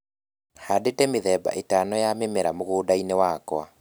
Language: Kikuyu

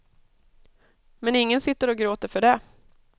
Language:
Swedish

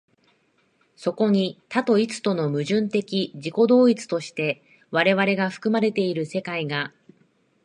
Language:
Japanese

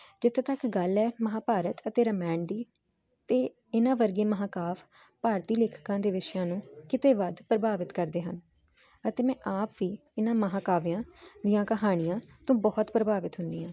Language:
Punjabi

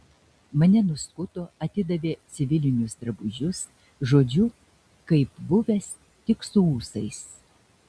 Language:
Lithuanian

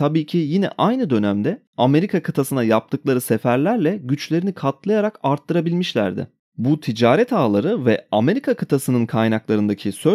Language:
Turkish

